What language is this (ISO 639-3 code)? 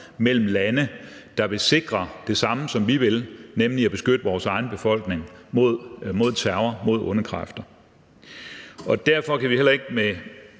dan